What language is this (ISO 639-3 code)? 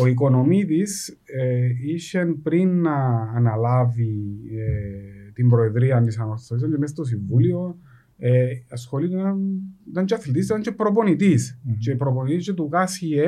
ell